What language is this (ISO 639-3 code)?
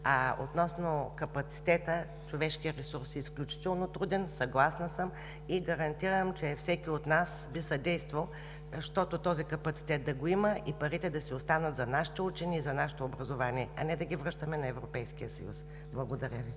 bul